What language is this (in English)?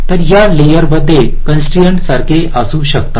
Marathi